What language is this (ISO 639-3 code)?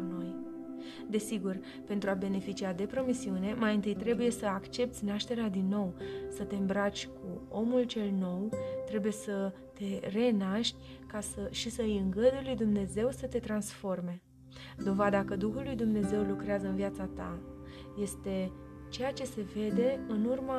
ron